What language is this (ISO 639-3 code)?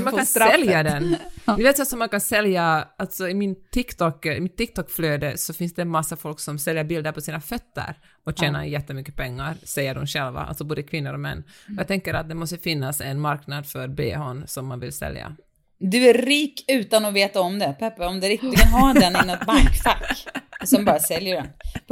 swe